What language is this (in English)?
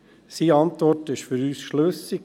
Swiss German